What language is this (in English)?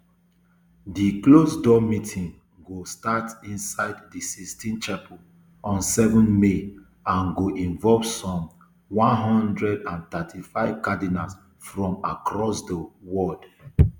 Nigerian Pidgin